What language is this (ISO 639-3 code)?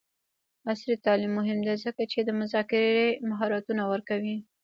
pus